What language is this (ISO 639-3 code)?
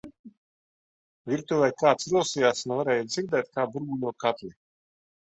lav